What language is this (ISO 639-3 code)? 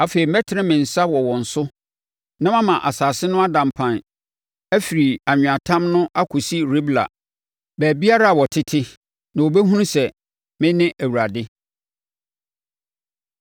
aka